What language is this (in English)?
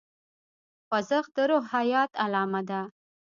Pashto